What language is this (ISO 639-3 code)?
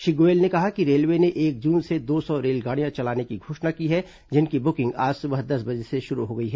hin